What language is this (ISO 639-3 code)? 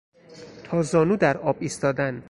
fas